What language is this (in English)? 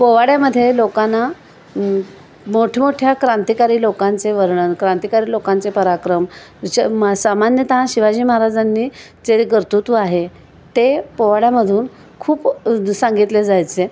Marathi